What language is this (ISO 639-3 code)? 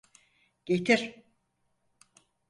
tur